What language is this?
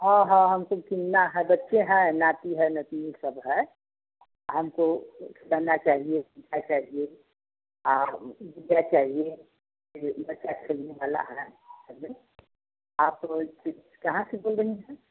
Hindi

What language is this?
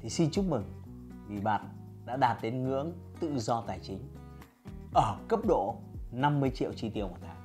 Vietnamese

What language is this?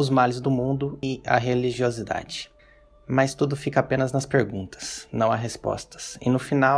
Portuguese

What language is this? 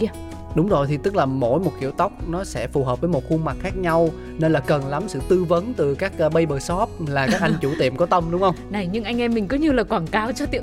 Vietnamese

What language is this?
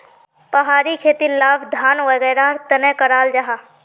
Magahi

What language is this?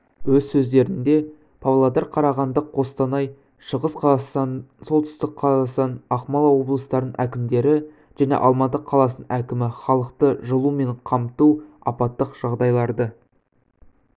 Kazakh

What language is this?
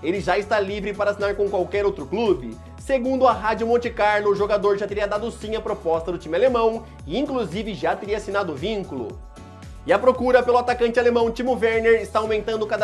Portuguese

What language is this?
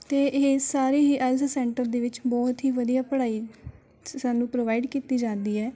Punjabi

